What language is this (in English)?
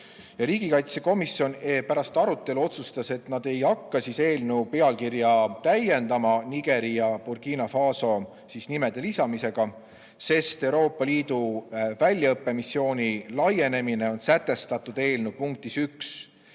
Estonian